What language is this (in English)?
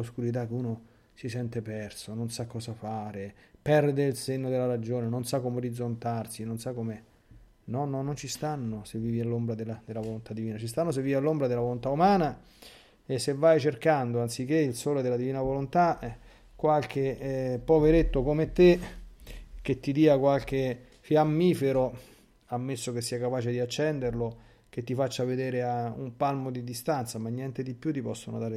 Italian